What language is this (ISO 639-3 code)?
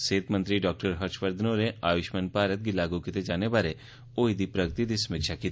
doi